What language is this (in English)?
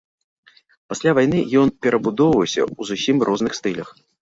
Belarusian